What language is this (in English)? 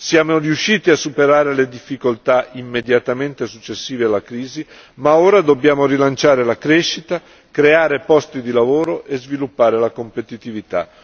Italian